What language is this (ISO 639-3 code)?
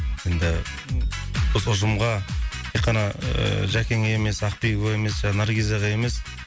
kaz